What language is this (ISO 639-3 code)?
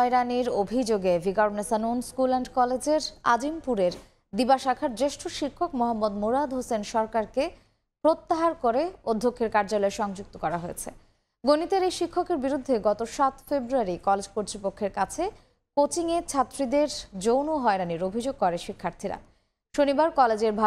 pol